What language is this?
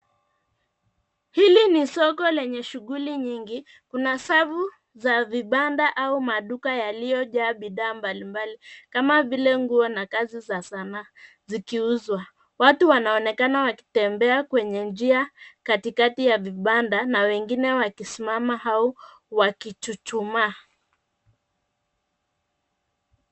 Swahili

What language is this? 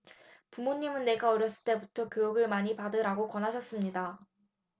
Korean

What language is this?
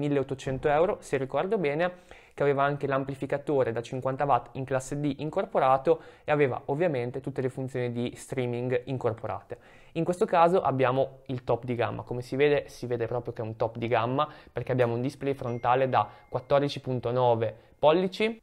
Italian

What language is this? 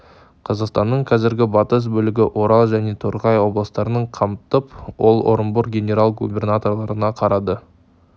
Kazakh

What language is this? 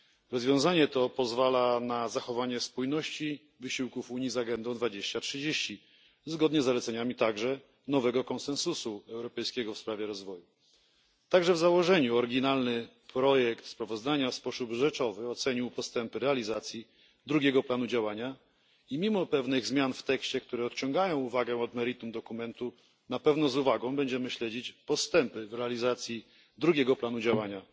Polish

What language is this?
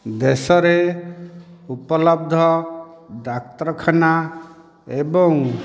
Odia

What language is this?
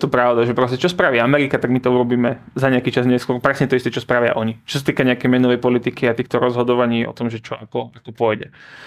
Slovak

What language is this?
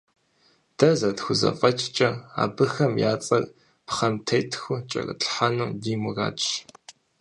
Kabardian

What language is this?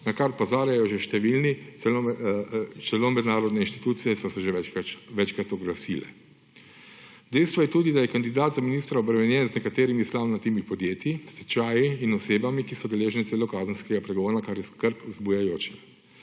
Slovenian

